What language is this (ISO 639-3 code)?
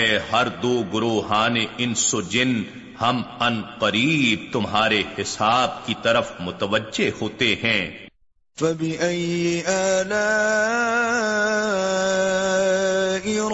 urd